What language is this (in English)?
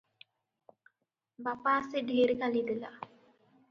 Odia